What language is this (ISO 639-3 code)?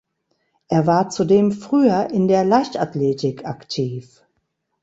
deu